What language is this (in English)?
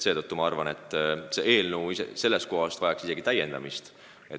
Estonian